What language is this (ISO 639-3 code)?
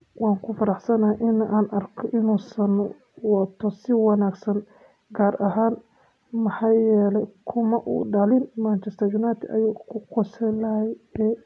som